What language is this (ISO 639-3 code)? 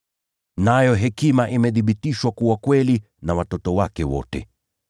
swa